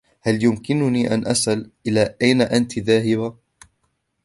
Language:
Arabic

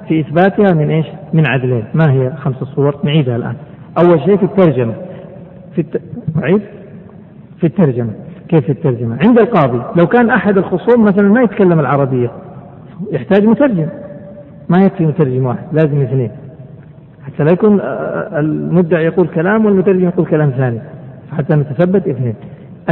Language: Arabic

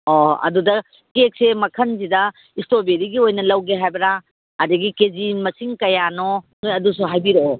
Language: Manipuri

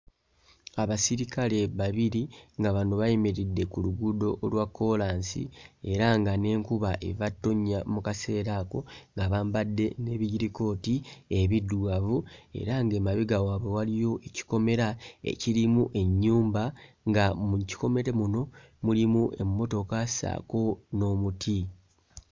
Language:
Ganda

